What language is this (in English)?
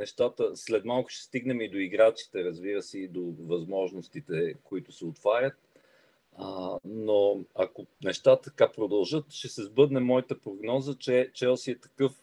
Bulgarian